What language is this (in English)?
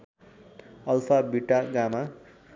Nepali